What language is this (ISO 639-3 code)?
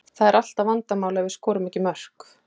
isl